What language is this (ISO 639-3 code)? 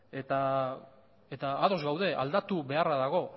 eus